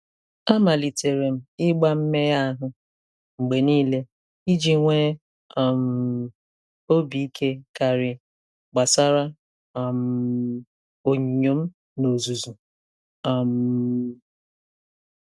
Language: Igbo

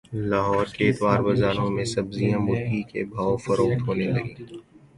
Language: Urdu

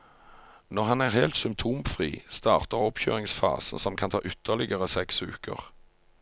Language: Norwegian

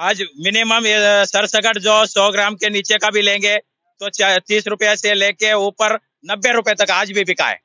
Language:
Hindi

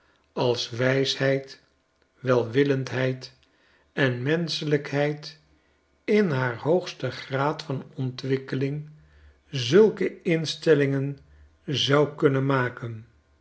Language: Dutch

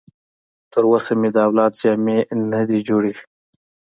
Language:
Pashto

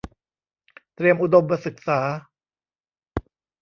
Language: Thai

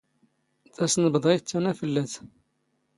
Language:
Standard Moroccan Tamazight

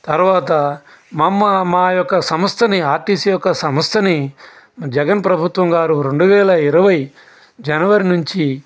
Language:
Telugu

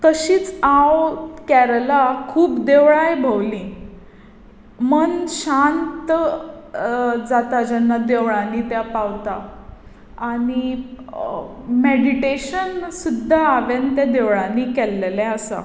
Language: Konkani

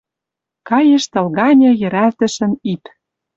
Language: Western Mari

